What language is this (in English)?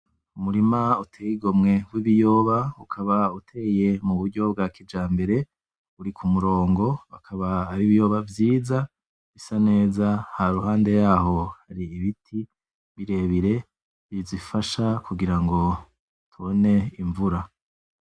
Rundi